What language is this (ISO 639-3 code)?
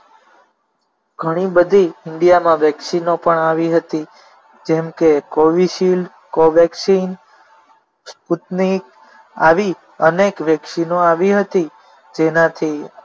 guj